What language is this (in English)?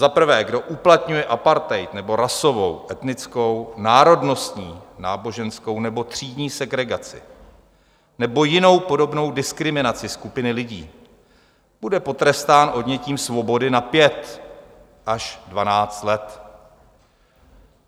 Czech